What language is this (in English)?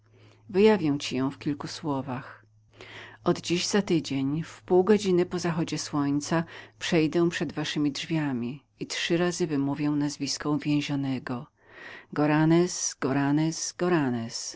Polish